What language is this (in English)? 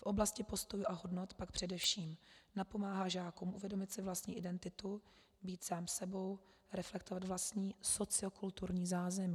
Czech